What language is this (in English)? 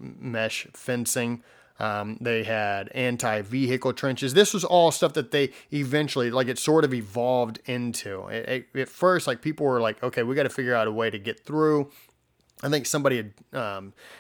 English